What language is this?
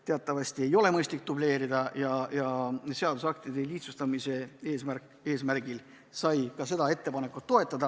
Estonian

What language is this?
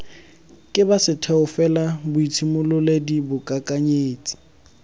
Tswana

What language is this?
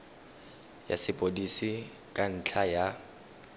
Tswana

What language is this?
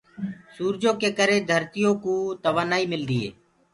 Gurgula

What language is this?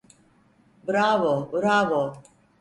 Turkish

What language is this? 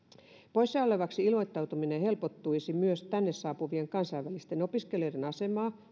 Finnish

